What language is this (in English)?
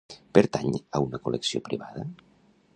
Catalan